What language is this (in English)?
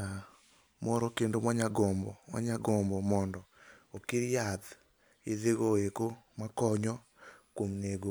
Luo (Kenya and Tanzania)